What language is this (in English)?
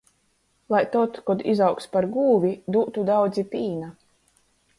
Latgalian